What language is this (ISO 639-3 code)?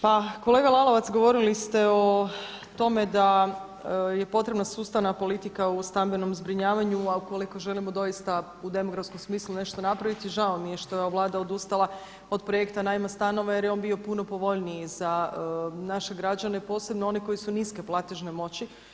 hrv